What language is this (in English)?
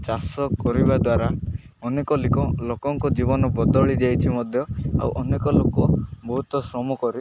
Odia